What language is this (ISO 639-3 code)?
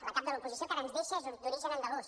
cat